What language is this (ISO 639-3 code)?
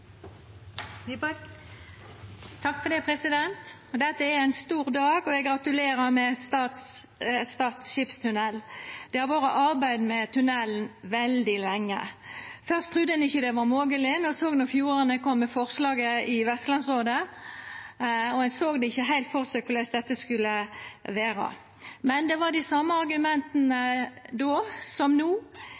nno